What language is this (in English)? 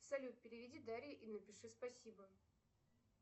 Russian